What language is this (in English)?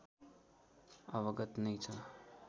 Nepali